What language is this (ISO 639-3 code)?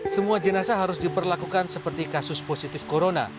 ind